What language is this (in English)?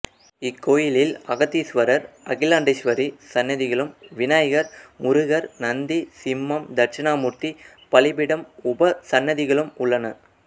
Tamil